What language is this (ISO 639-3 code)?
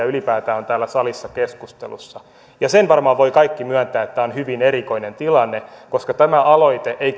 fin